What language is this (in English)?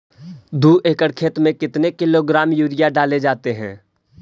Magahi